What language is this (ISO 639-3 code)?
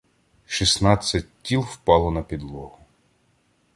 ukr